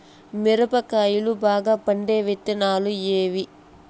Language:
Telugu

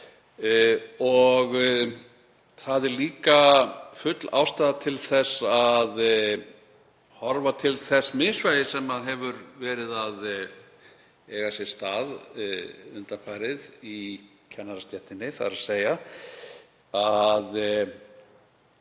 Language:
Icelandic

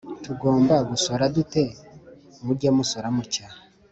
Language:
Kinyarwanda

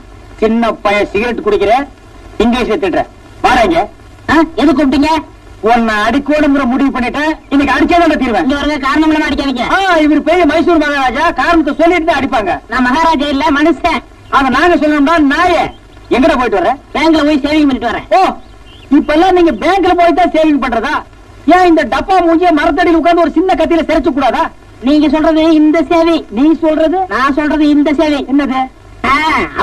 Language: Tamil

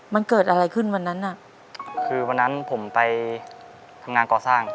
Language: Thai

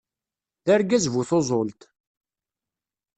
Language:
Kabyle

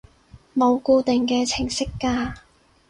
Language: Cantonese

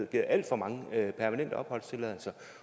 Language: Danish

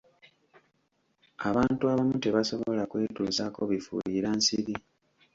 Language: Ganda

